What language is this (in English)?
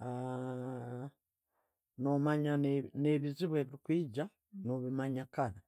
Tooro